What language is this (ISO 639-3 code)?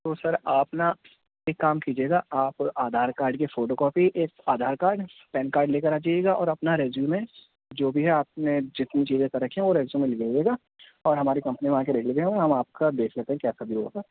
urd